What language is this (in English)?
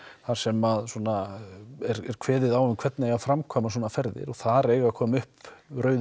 Icelandic